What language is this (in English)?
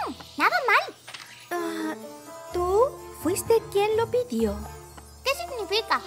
Spanish